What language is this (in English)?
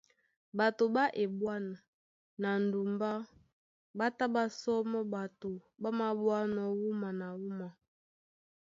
Duala